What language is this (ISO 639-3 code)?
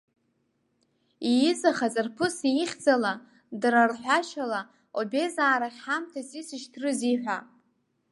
abk